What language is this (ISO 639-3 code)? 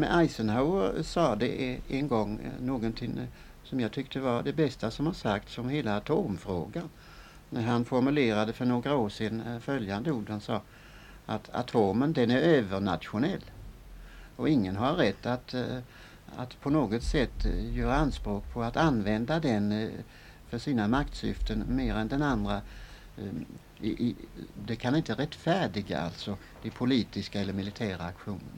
swe